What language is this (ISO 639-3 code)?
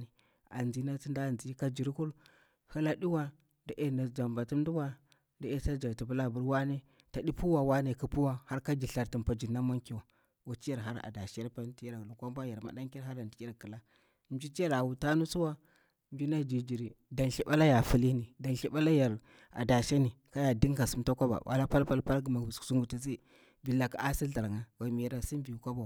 bwr